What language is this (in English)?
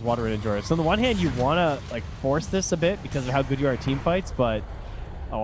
English